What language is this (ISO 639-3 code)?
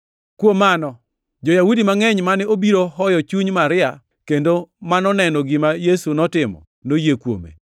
luo